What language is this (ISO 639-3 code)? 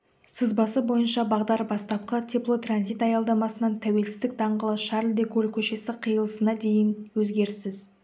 kaz